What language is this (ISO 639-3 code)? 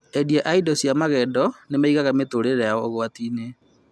kik